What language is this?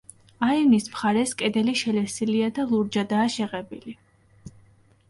Georgian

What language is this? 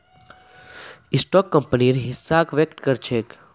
Magahi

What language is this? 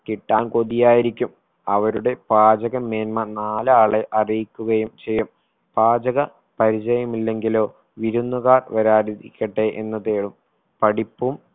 Malayalam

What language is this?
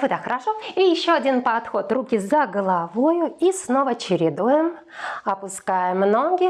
Russian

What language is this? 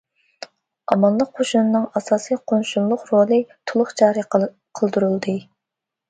Uyghur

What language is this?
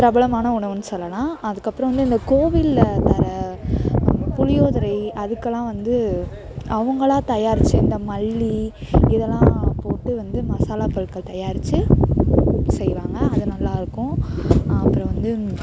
Tamil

